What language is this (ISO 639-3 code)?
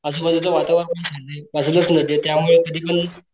mar